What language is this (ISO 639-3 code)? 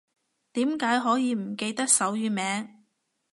yue